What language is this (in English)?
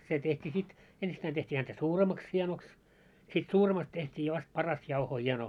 Finnish